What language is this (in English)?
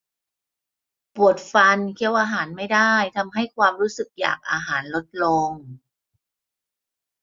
Thai